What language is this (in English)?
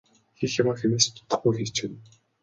Mongolian